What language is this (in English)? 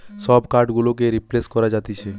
Bangla